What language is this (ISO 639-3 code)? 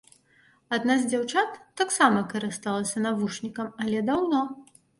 bel